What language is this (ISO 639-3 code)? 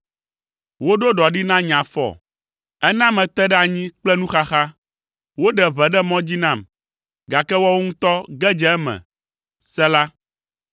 ewe